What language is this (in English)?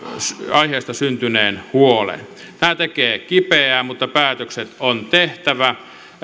Finnish